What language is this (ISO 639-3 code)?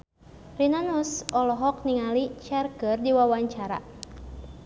sun